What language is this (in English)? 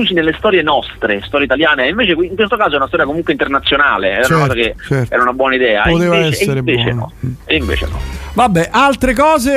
Italian